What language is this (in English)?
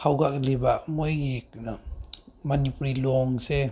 Manipuri